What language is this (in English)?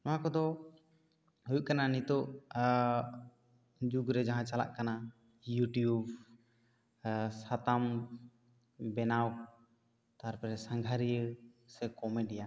Santali